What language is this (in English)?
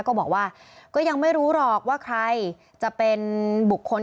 Thai